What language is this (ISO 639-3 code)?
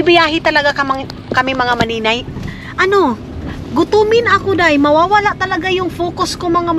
fil